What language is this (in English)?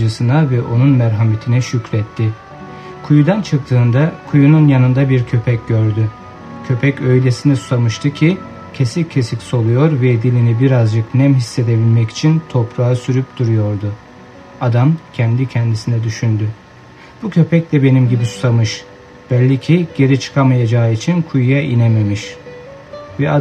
Turkish